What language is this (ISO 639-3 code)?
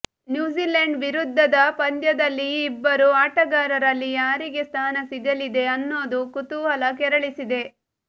kan